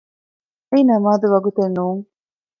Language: Divehi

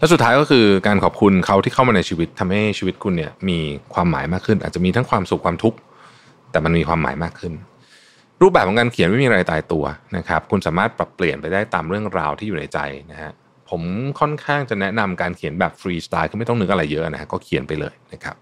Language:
Thai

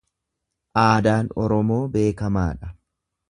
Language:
Oromo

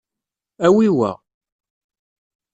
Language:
Kabyle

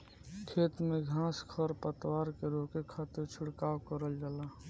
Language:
Bhojpuri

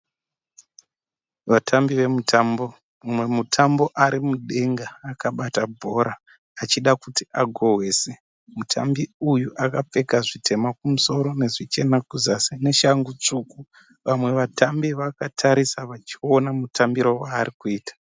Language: Shona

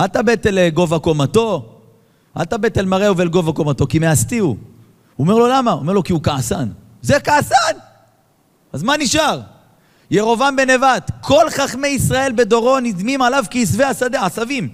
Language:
Hebrew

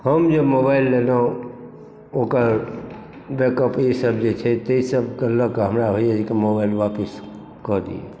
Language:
Maithili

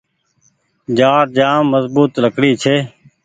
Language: Goaria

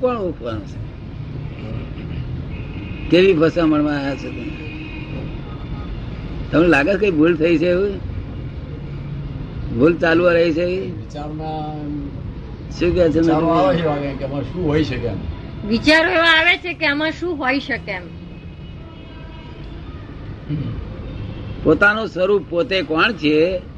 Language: Gujarati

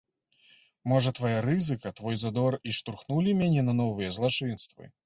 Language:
Belarusian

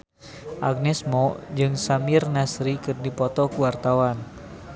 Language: Sundanese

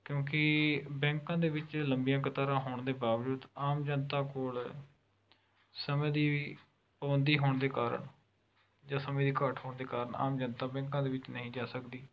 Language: Punjabi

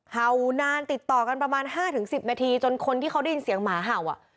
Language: Thai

